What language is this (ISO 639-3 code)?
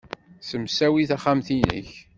kab